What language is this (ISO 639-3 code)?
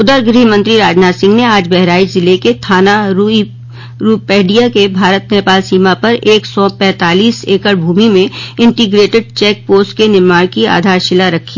hin